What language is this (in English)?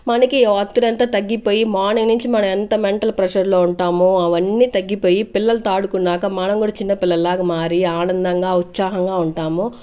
Telugu